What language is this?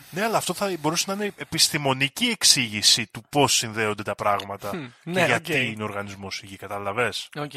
Greek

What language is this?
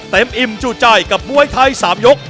Thai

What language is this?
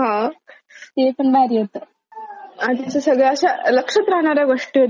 Marathi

